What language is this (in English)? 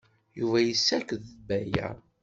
Kabyle